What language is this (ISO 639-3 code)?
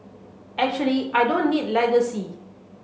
eng